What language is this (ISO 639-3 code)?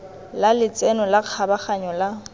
tsn